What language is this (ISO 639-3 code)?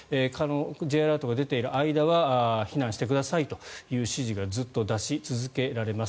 jpn